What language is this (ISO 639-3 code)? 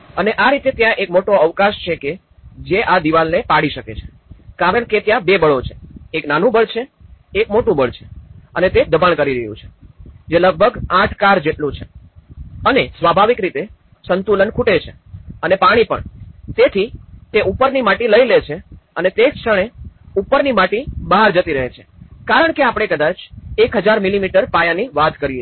guj